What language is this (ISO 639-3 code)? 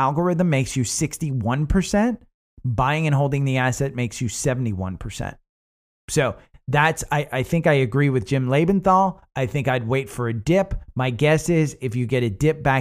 eng